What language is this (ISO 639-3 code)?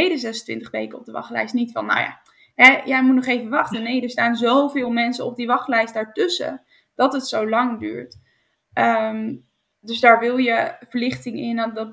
nld